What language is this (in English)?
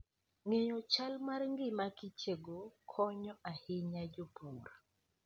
Luo (Kenya and Tanzania)